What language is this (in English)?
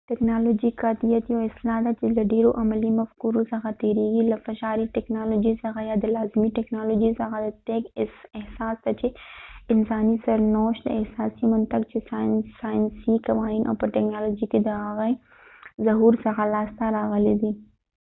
Pashto